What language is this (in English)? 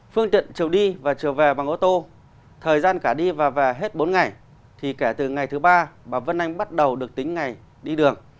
Vietnamese